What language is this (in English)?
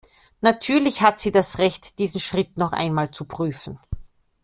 German